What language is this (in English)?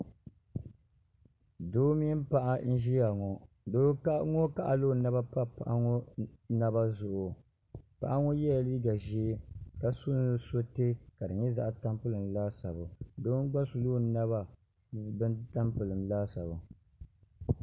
Dagbani